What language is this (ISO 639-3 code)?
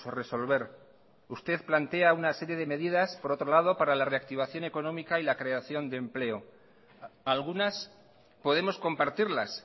spa